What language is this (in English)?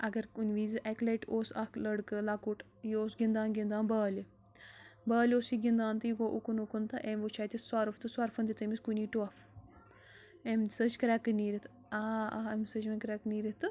Kashmiri